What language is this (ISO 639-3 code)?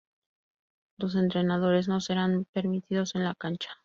spa